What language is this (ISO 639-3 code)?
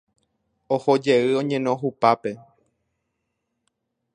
grn